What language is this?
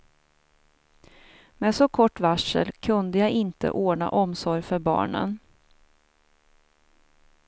Swedish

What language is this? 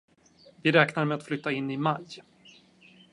Swedish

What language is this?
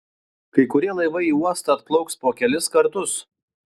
Lithuanian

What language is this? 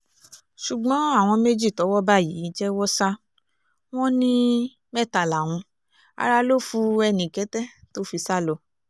Yoruba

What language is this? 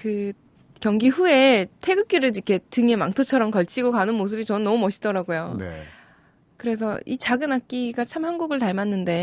Korean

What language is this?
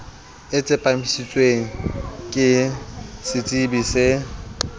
Southern Sotho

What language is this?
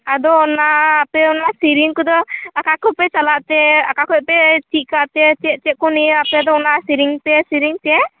Santali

